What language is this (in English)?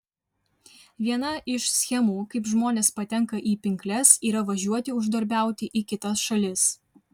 Lithuanian